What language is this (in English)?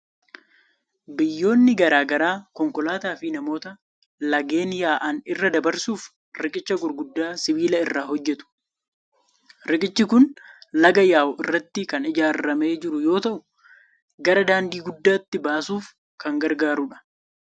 Oromo